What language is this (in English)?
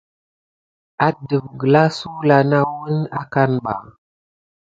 Gidar